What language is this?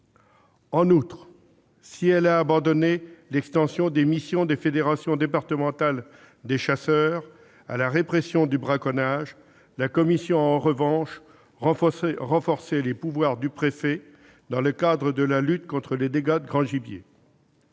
French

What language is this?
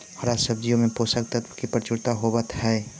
Magahi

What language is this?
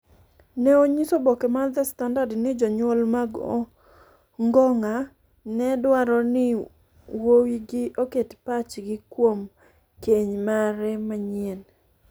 Luo (Kenya and Tanzania)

